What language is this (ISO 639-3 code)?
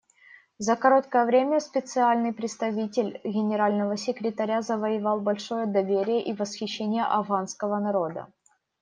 rus